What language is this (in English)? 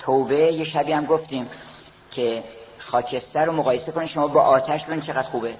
Persian